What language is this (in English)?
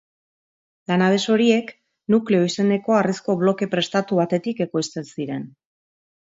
Basque